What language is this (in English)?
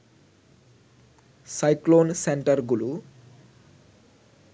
Bangla